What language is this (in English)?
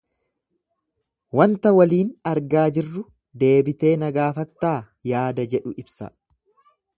Oromo